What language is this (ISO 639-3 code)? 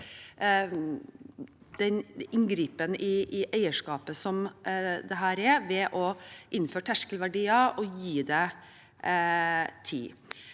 nor